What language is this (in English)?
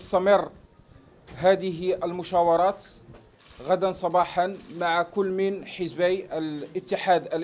Arabic